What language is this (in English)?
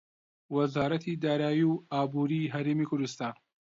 Central Kurdish